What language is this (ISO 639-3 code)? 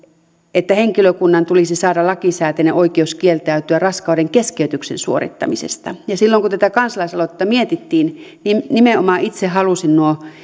fin